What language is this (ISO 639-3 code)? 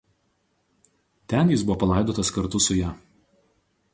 lit